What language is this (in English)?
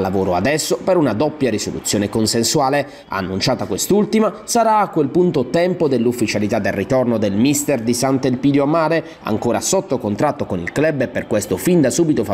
Italian